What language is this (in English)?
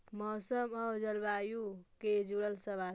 Magahi